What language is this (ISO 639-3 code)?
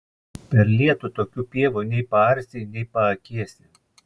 lit